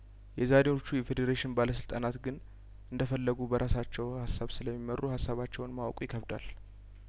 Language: Amharic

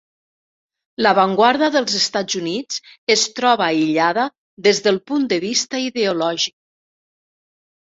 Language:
Catalan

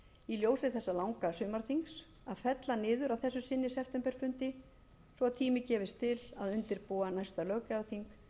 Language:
Icelandic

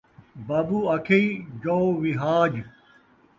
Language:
Saraiki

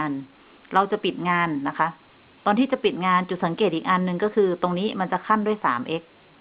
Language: Thai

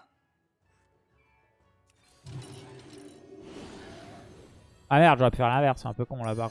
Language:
French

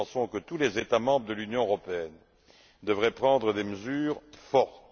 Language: French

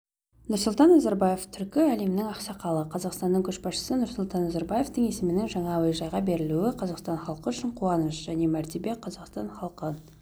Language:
Kazakh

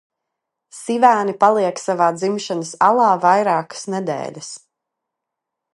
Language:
Latvian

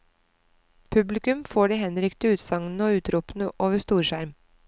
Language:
Norwegian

